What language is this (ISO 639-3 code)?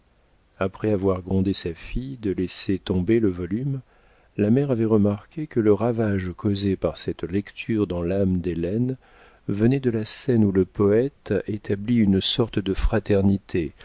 fra